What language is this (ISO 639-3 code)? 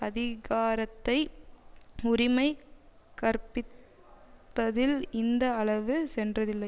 tam